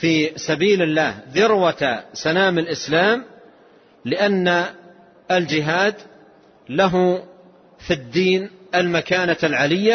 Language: Arabic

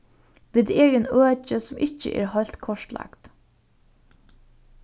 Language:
Faroese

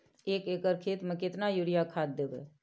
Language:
Maithili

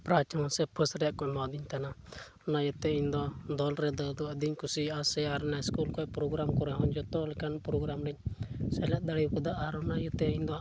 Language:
Santali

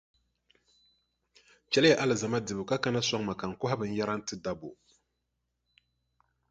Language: Dagbani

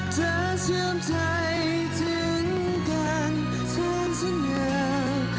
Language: Thai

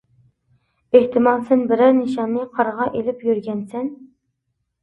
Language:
Uyghur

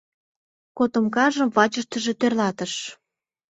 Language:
Mari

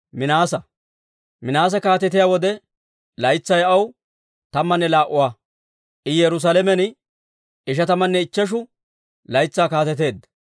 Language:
Dawro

